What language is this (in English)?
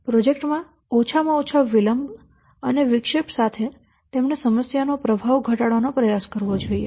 Gujarati